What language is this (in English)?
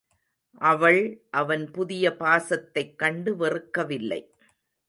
Tamil